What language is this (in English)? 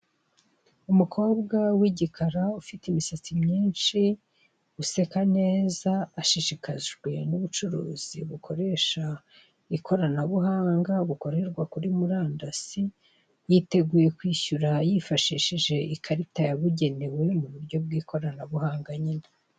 Kinyarwanda